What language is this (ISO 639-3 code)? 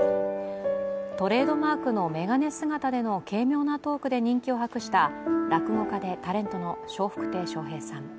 jpn